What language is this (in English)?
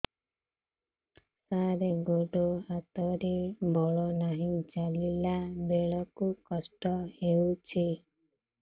Odia